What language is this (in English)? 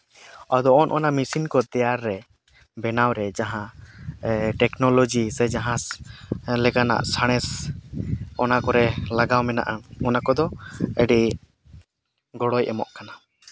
Santali